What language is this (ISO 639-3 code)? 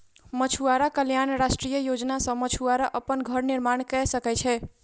mai